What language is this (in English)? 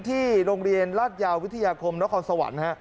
Thai